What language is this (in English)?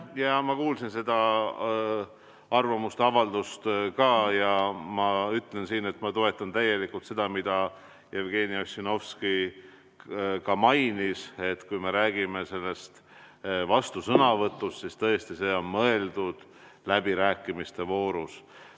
Estonian